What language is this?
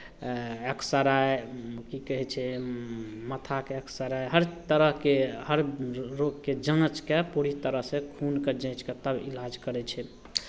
Maithili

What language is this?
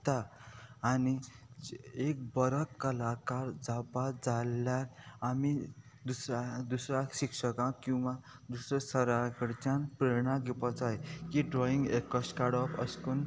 Konkani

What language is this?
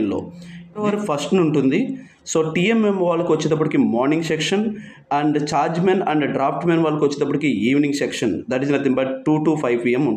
Telugu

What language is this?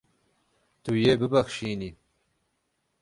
Kurdish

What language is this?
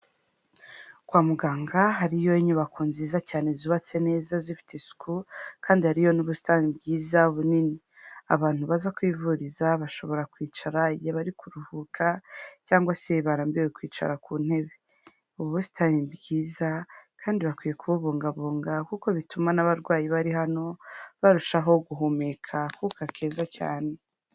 Kinyarwanda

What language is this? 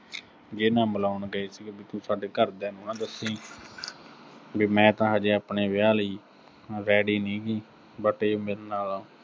Punjabi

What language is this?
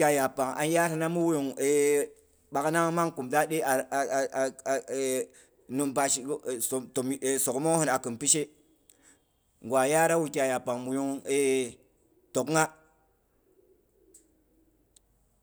Boghom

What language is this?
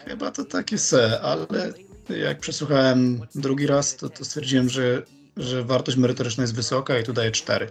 Polish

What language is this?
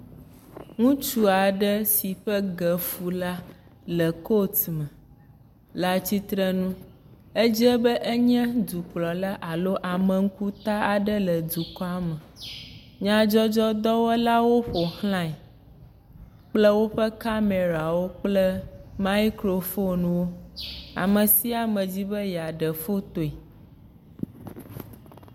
Ewe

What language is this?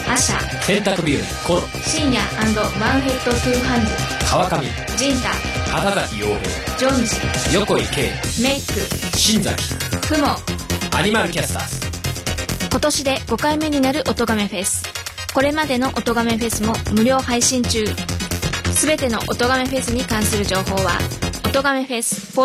Japanese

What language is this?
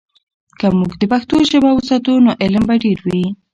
Pashto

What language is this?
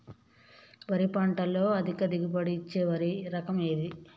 Telugu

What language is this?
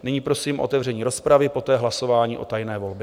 Czech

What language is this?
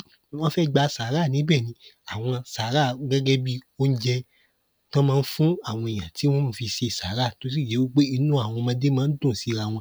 Yoruba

